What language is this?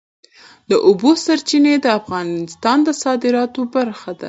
Pashto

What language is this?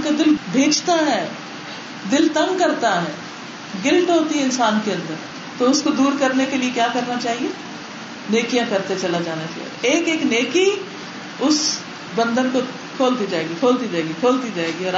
Urdu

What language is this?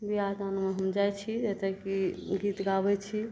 Maithili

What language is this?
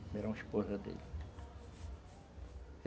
Portuguese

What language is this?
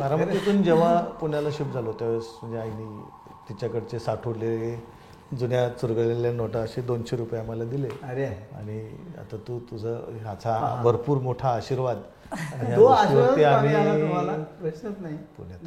Marathi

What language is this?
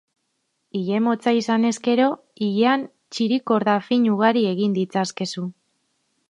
Basque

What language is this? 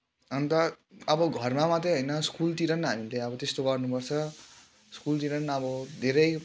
Nepali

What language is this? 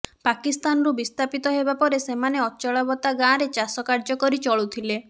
Odia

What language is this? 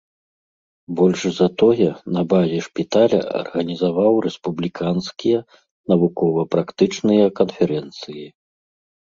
Belarusian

